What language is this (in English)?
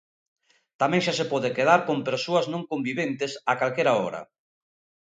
Galician